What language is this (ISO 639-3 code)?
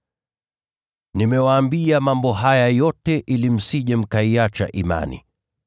swa